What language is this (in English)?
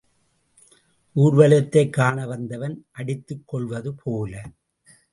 Tamil